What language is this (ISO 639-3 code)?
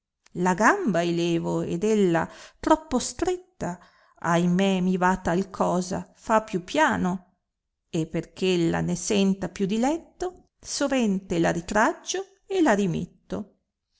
ita